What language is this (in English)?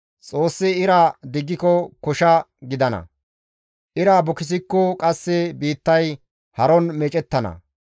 Gamo